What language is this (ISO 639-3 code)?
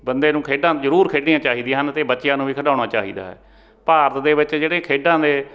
pan